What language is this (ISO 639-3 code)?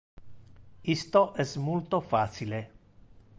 ina